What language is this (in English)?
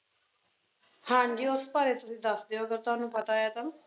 Punjabi